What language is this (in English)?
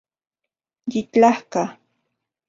Central Puebla Nahuatl